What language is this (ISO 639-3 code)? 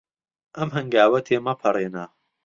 ckb